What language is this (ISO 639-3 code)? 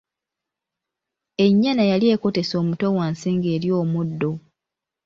lug